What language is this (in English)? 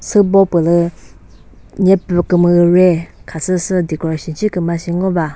Chokri Naga